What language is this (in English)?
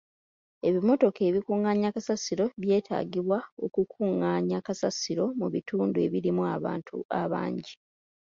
Ganda